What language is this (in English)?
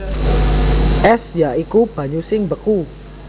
Javanese